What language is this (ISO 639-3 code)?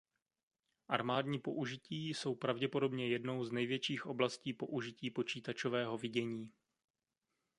ces